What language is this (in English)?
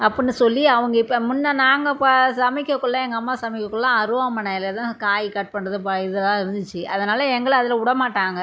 Tamil